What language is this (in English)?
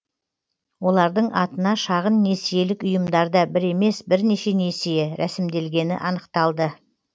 Kazakh